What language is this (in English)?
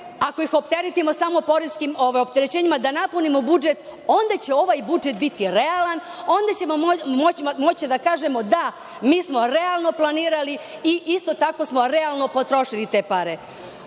Serbian